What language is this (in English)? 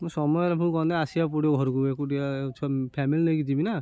Odia